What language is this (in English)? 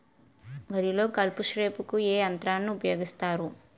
Telugu